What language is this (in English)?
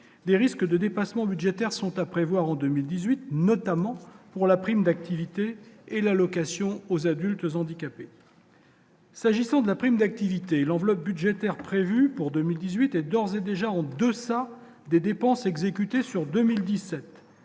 French